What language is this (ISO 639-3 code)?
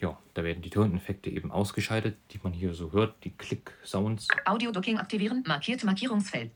deu